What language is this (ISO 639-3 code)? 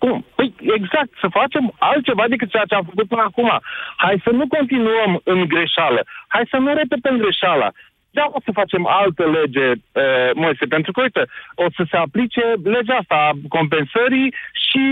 ron